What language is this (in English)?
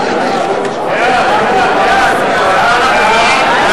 Hebrew